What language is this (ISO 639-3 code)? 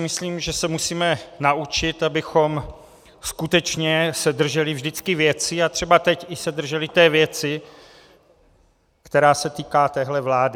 ces